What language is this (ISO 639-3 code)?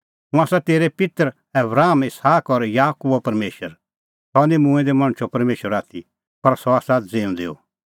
kfx